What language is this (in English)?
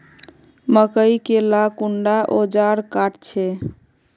Magahi